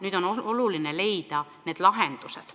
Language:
Estonian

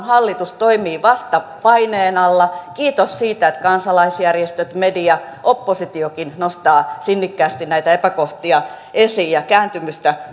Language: Finnish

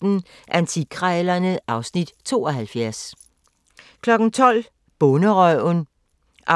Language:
Danish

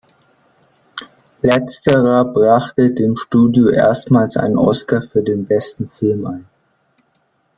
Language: German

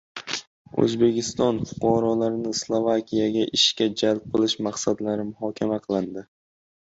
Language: Uzbek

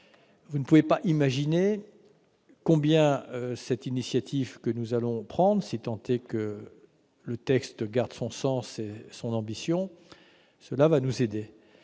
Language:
French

